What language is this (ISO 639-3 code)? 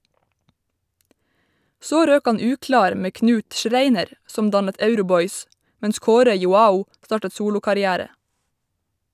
nor